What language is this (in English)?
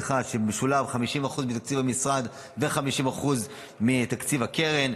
Hebrew